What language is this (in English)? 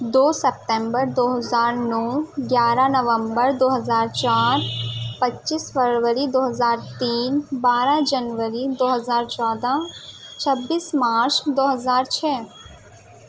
Urdu